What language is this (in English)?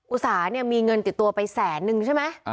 Thai